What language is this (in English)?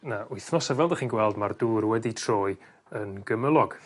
Welsh